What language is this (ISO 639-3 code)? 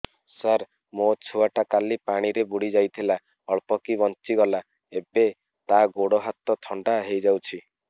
ori